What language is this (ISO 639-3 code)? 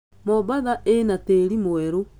kik